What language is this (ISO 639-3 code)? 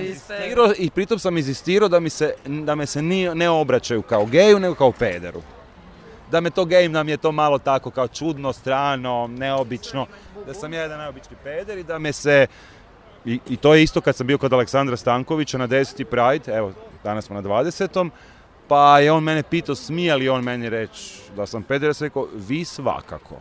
hrv